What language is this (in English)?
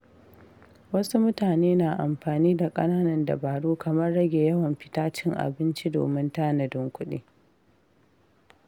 Hausa